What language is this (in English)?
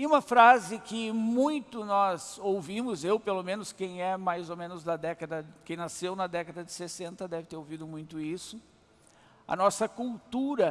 Portuguese